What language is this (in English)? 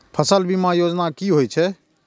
Maithili